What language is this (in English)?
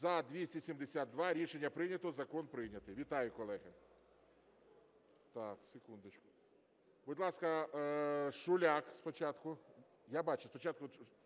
Ukrainian